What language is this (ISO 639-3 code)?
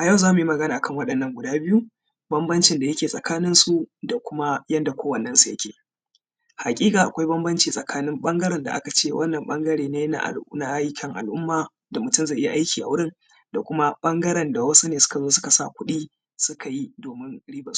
hau